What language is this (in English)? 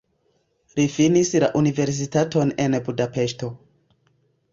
Esperanto